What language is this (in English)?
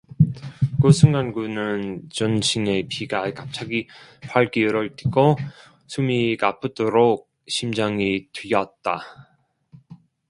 Korean